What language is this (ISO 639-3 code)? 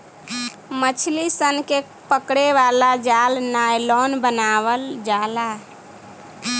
bho